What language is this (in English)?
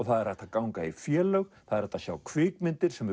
Icelandic